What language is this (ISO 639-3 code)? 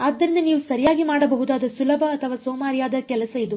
kan